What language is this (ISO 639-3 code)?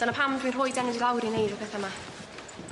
cym